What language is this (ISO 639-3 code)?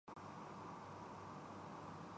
urd